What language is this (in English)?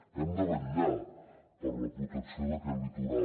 Catalan